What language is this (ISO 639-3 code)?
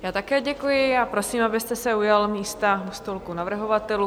ces